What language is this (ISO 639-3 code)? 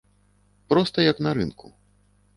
bel